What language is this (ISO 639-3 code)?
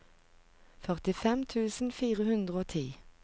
nor